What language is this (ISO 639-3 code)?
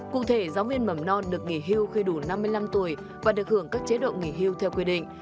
vie